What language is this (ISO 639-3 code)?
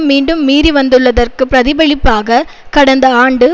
tam